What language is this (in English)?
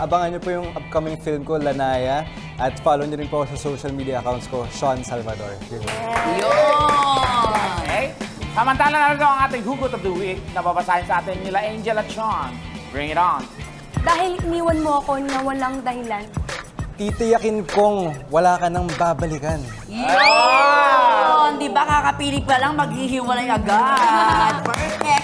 Filipino